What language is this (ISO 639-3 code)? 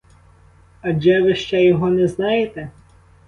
ukr